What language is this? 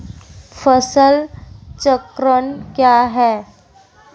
Hindi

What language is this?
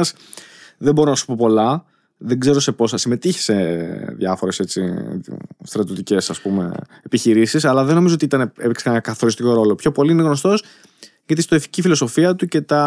Greek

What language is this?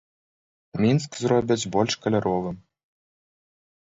Belarusian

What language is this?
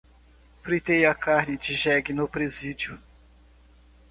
Portuguese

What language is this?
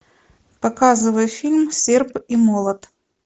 Russian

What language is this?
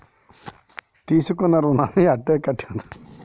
Telugu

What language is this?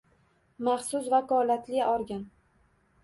Uzbek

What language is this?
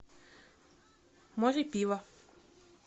Russian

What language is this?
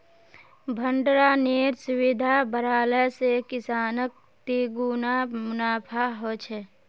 Magahi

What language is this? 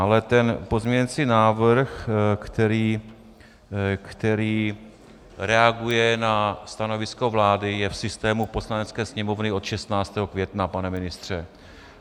Czech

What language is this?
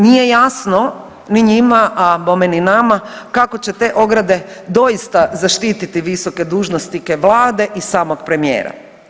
Croatian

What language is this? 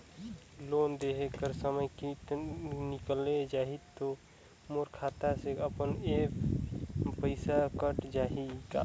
Chhattisgarhi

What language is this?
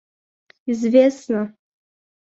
Russian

